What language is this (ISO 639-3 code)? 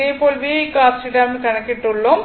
tam